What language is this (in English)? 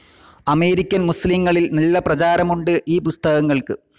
Malayalam